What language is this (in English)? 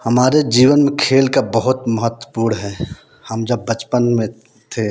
Hindi